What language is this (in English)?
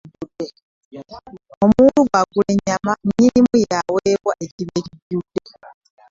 Ganda